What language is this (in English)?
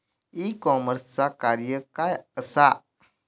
Marathi